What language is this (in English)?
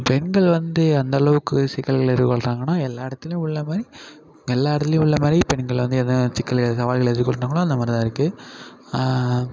Tamil